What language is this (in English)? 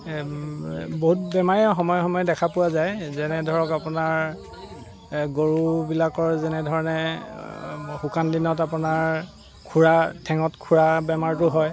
Assamese